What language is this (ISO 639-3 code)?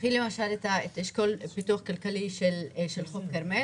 heb